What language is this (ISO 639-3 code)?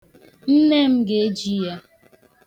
ibo